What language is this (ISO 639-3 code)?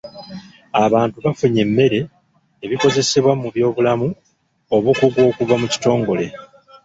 lug